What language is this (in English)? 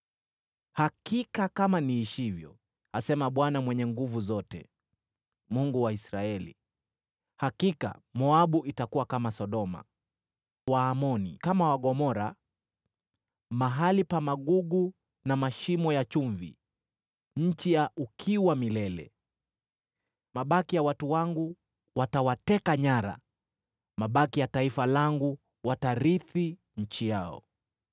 Swahili